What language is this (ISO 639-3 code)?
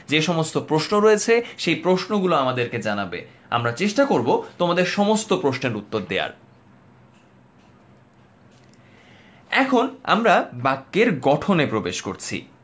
ben